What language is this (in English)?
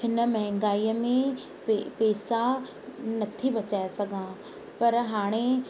Sindhi